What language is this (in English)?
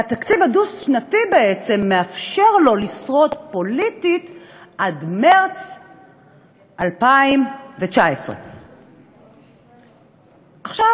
Hebrew